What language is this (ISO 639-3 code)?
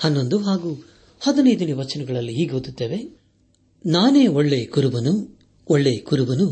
kan